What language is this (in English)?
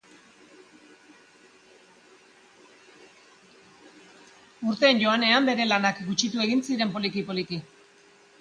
Basque